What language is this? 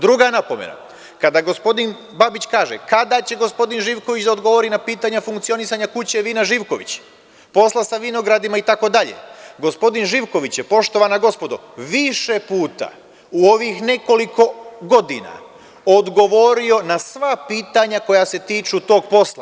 Serbian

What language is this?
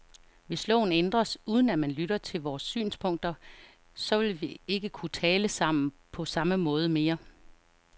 Danish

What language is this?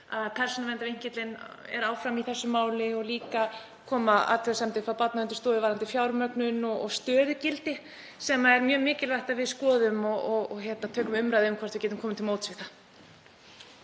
Icelandic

